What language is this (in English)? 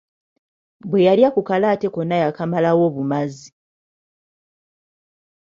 Ganda